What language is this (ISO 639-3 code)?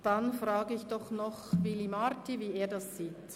gsw